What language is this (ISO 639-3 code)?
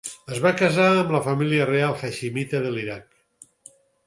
cat